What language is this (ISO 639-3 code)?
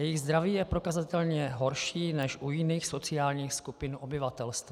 ces